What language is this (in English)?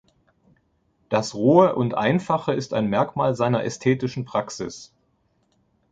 German